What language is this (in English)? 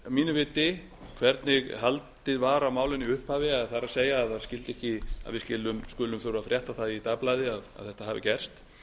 Icelandic